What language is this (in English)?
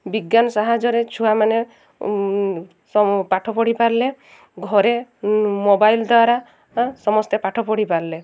Odia